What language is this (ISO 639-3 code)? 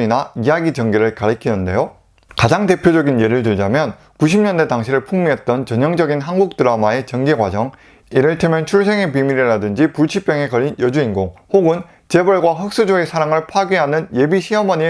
kor